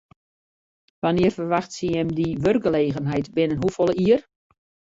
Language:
Western Frisian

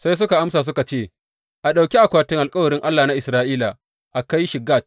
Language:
Hausa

